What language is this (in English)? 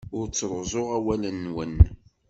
Kabyle